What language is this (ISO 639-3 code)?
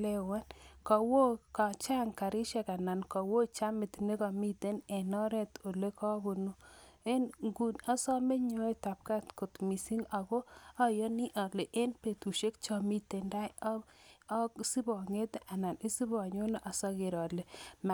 kln